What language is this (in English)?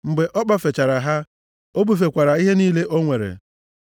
Igbo